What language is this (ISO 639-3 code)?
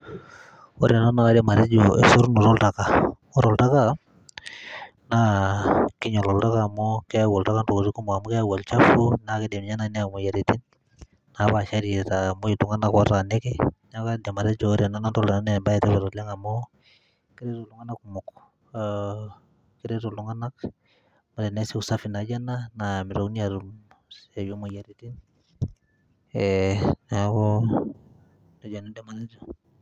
mas